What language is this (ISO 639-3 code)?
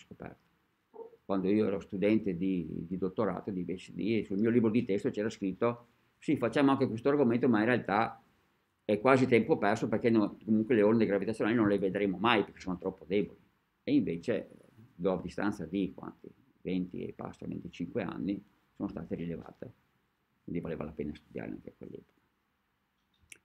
ita